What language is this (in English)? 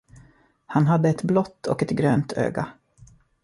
Swedish